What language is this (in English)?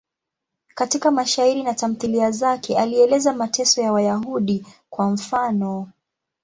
Swahili